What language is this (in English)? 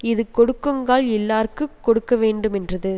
Tamil